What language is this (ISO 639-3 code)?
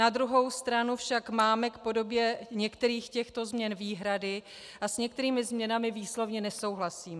ces